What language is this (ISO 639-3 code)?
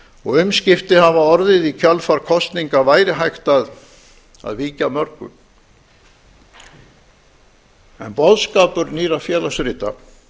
isl